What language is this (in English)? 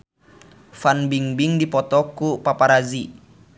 Sundanese